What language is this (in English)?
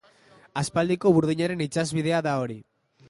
Basque